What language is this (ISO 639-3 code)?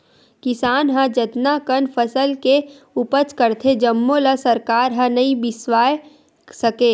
hne